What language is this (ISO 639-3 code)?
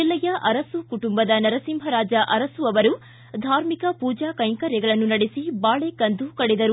kan